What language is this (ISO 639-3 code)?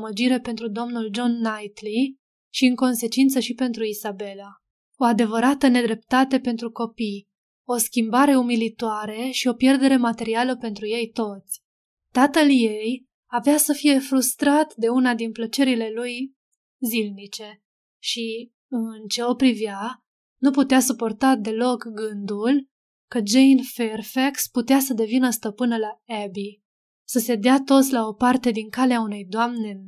ron